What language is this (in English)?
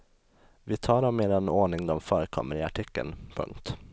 Swedish